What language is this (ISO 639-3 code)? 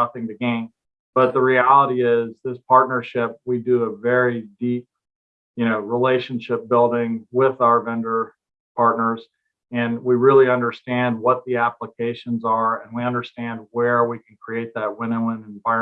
eng